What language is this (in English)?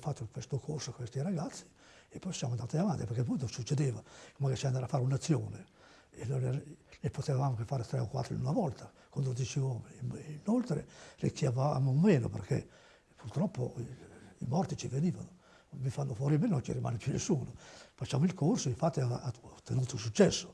Italian